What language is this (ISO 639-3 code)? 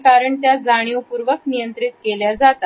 mar